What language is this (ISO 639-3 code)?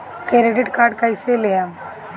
bho